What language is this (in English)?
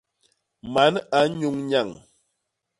Basaa